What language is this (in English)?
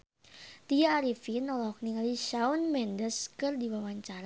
Sundanese